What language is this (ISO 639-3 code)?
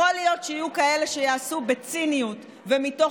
heb